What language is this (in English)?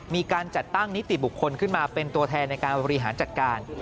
Thai